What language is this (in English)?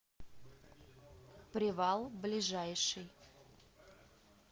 Russian